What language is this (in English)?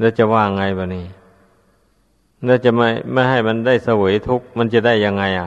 Thai